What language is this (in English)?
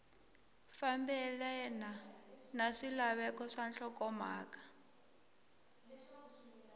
Tsonga